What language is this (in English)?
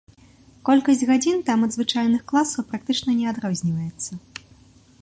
Belarusian